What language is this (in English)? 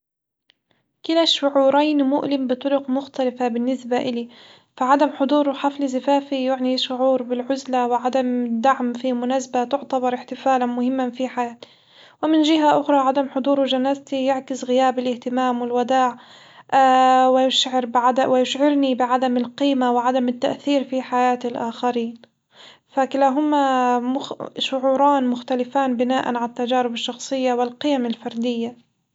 Hijazi Arabic